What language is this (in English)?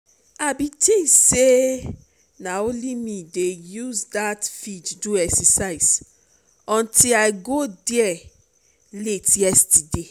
Nigerian Pidgin